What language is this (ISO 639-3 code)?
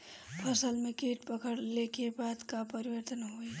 bho